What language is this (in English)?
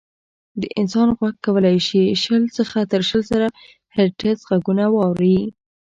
Pashto